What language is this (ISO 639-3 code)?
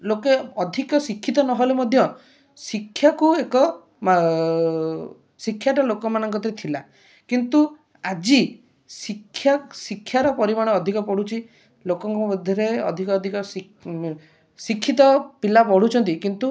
ori